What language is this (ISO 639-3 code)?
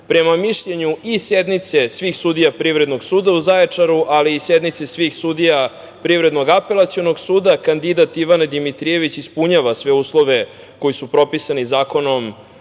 srp